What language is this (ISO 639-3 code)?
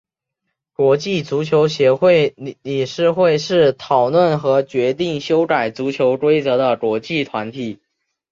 zho